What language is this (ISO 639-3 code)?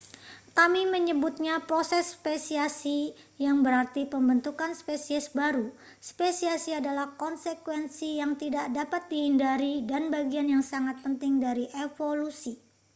ind